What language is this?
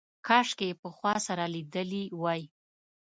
Pashto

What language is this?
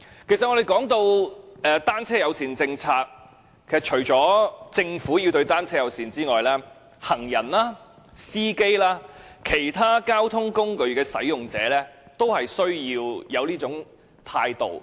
Cantonese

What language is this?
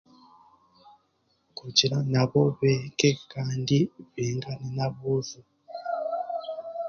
Chiga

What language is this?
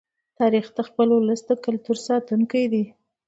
Pashto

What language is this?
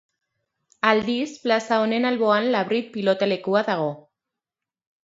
Basque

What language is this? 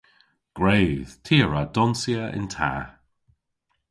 Cornish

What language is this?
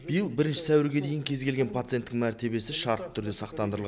Kazakh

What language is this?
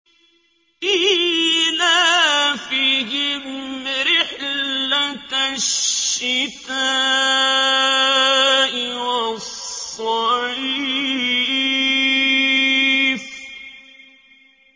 Arabic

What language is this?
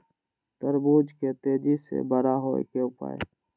Maithili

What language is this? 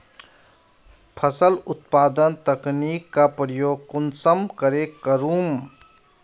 Magahi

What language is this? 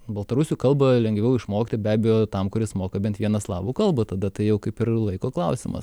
Lithuanian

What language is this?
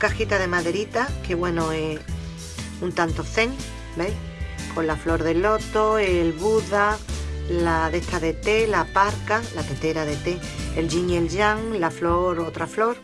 Spanish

